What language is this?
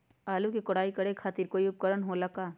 Magahi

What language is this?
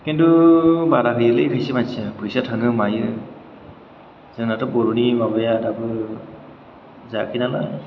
Bodo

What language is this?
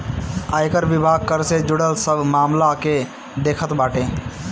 Bhojpuri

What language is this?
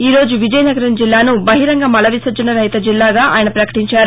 Telugu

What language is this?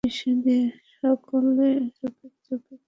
Bangla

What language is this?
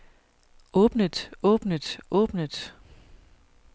Danish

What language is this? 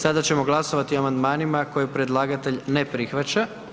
Croatian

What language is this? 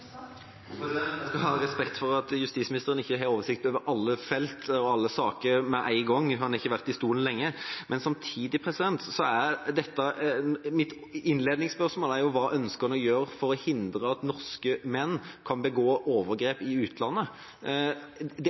Norwegian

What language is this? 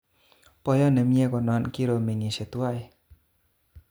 Kalenjin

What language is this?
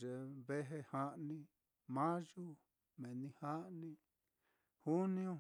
Mitlatongo Mixtec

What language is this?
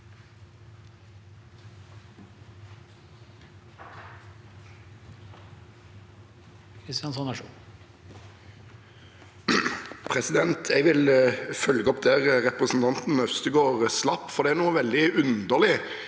Norwegian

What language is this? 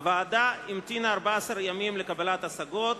Hebrew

